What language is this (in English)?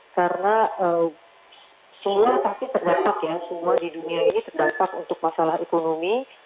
Indonesian